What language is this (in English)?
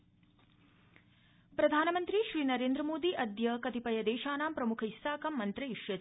Sanskrit